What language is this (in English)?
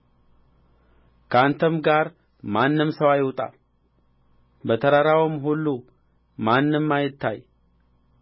Amharic